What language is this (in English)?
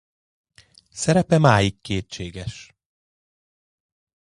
Hungarian